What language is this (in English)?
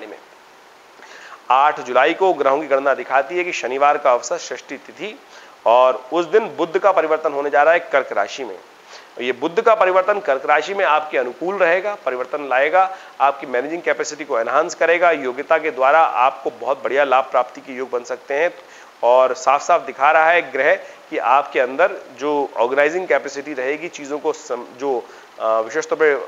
Hindi